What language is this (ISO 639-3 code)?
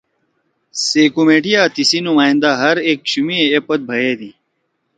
trw